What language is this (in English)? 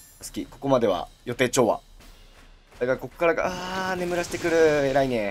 Japanese